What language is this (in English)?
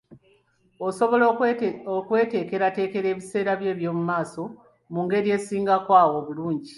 Ganda